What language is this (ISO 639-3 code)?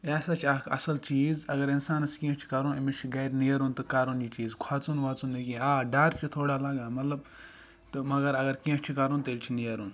kas